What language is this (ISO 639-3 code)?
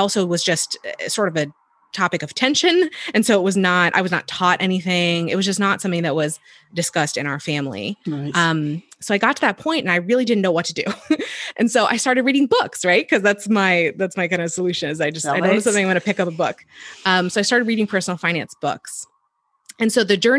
eng